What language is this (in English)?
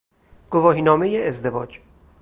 Persian